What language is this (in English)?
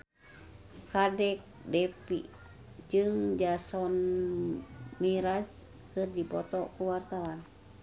Sundanese